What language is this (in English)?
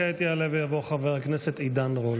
Hebrew